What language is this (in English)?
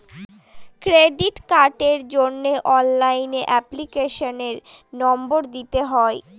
Bangla